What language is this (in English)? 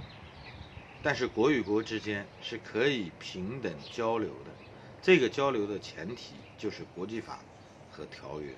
Chinese